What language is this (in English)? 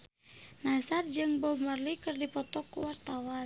Sundanese